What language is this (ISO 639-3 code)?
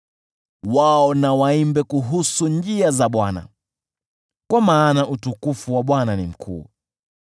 swa